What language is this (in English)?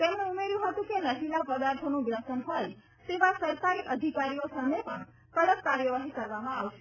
Gujarati